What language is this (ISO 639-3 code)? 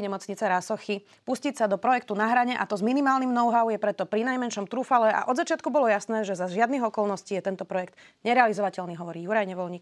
slk